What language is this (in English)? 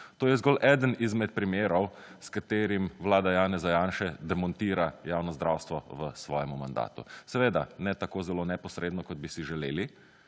Slovenian